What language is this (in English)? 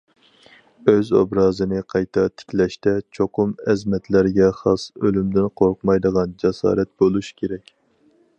Uyghur